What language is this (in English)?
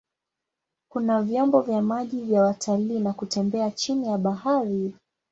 Swahili